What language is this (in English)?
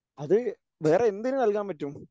Malayalam